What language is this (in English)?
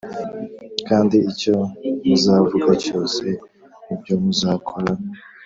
Kinyarwanda